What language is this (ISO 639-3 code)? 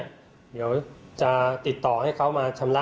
tha